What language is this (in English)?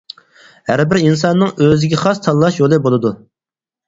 Uyghur